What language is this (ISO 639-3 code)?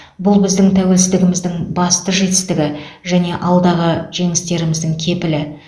kaz